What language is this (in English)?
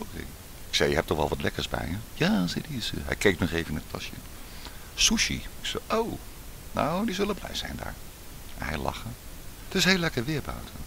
Dutch